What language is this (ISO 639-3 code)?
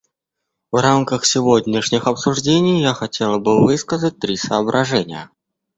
rus